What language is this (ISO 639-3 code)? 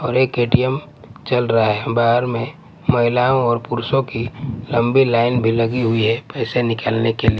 hin